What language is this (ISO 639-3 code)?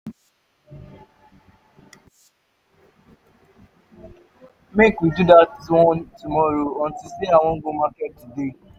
pcm